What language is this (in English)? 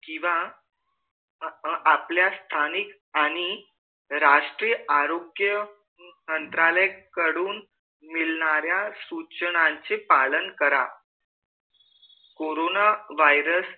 Marathi